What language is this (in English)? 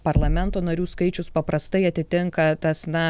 Lithuanian